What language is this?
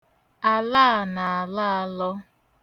Igbo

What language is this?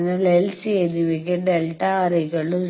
Malayalam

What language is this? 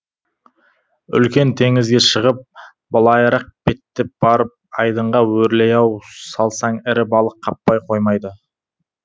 Kazakh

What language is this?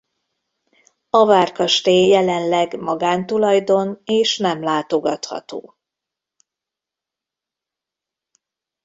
Hungarian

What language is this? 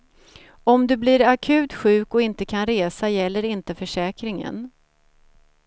Swedish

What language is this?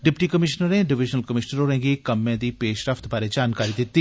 Dogri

